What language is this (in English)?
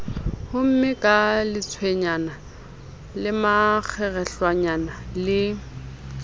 Southern Sotho